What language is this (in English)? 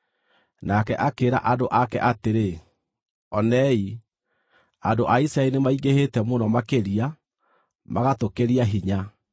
Kikuyu